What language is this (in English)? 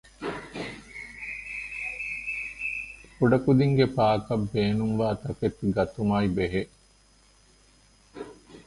Divehi